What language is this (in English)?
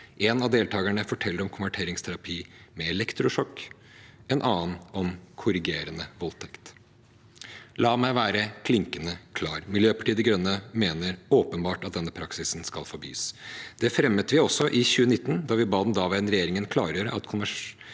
Norwegian